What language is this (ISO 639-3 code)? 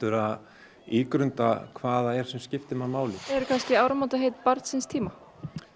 isl